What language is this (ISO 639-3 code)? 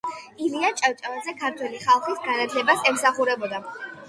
kat